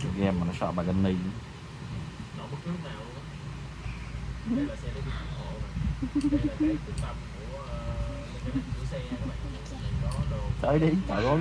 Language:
Vietnamese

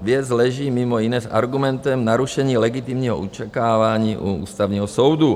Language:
Czech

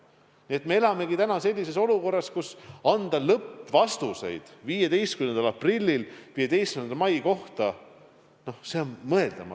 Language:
Estonian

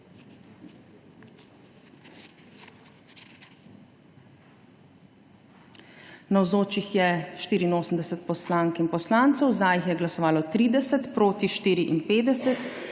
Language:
Slovenian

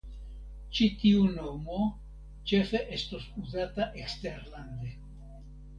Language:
Esperanto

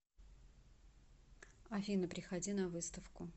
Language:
Russian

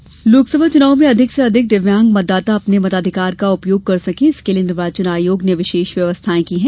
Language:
Hindi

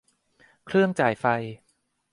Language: Thai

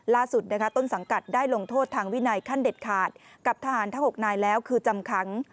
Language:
Thai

